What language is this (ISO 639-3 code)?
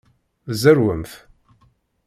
kab